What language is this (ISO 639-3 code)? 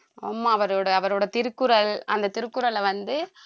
tam